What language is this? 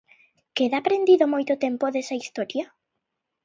Galician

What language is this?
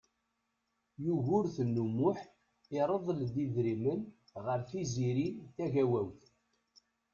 Kabyle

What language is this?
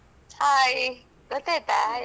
Kannada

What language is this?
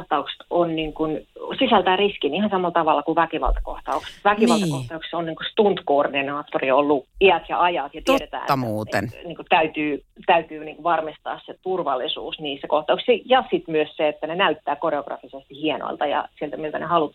Finnish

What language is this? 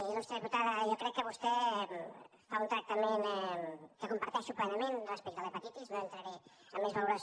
Catalan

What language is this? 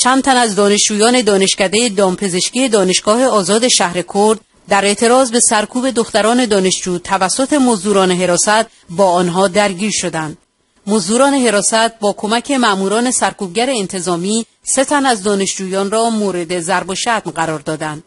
Persian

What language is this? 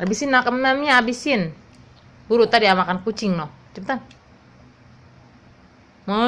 Indonesian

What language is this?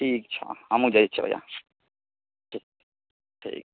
Maithili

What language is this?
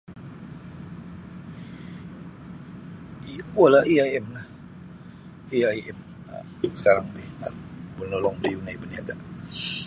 Sabah Bisaya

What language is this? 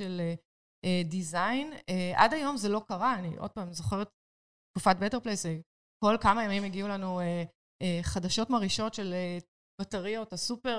Hebrew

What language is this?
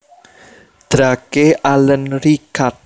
Javanese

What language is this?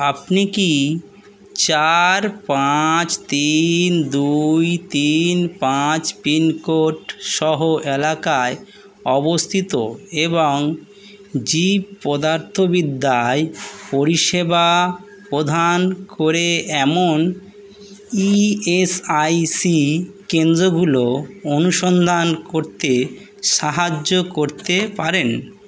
Bangla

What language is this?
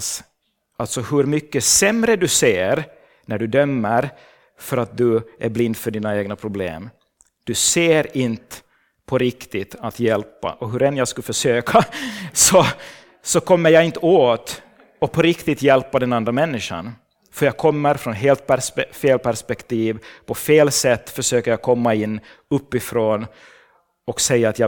Swedish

